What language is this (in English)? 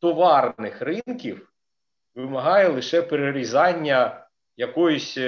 Ukrainian